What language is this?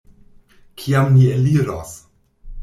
Esperanto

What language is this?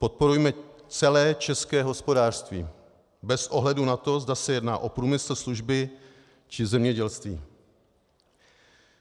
Czech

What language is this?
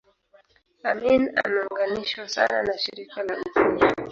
Swahili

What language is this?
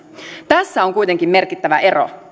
Finnish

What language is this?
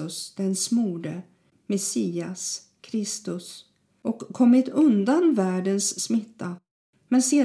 Swedish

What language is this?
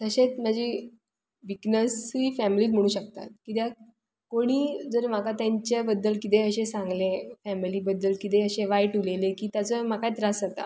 Konkani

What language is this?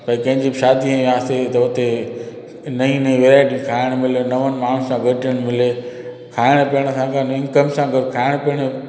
Sindhi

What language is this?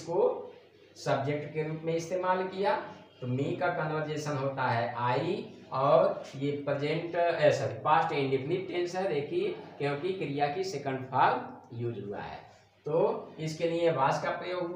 Hindi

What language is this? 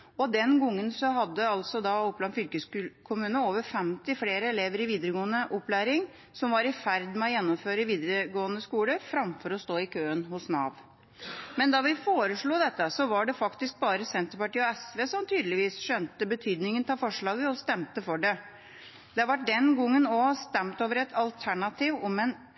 Norwegian Bokmål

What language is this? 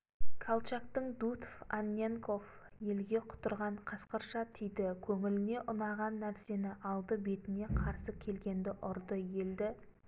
Kazakh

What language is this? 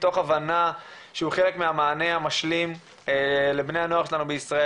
Hebrew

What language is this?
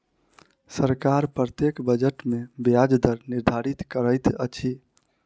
Maithili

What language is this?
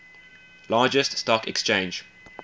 English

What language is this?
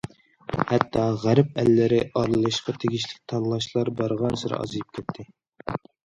Uyghur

